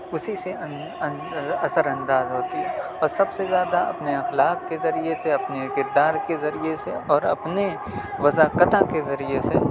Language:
Urdu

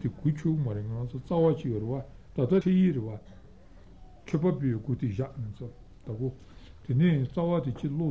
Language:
Italian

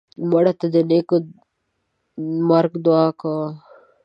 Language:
Pashto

